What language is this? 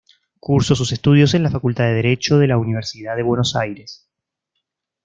Spanish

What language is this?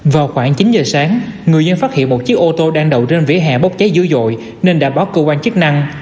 Vietnamese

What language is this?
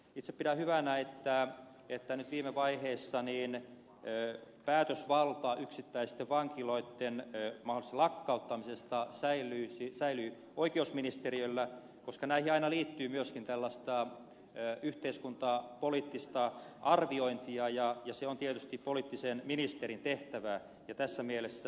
Finnish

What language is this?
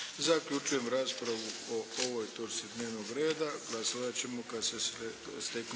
Croatian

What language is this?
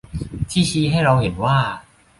Thai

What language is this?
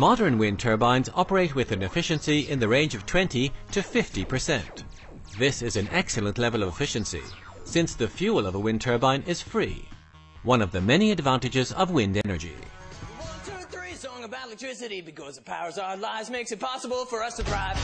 English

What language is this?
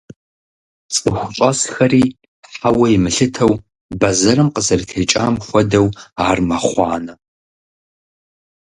Kabardian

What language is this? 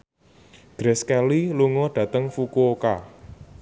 Javanese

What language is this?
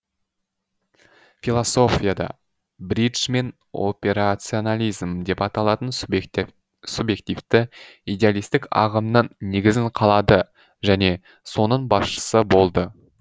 Kazakh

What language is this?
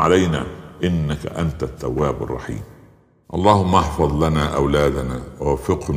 Arabic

